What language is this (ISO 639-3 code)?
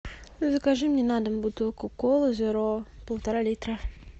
rus